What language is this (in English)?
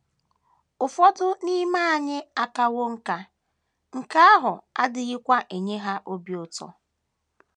Igbo